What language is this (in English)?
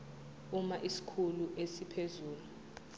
Zulu